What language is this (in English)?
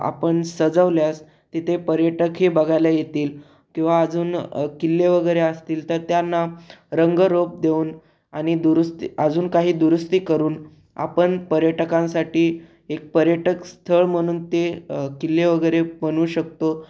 Marathi